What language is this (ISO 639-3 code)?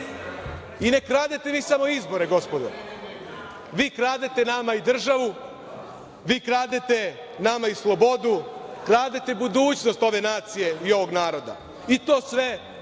srp